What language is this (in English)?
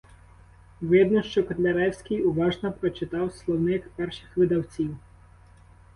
Ukrainian